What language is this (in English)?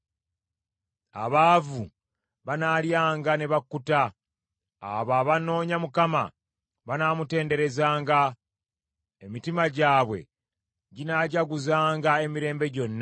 Ganda